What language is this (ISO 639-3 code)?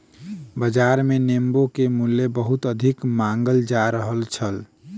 mai